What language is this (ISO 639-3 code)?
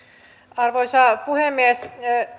fin